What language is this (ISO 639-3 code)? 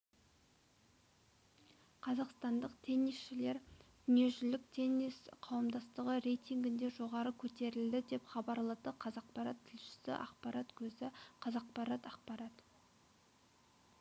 kaz